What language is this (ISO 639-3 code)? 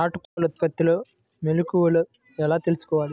tel